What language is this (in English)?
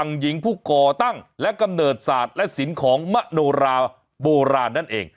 Thai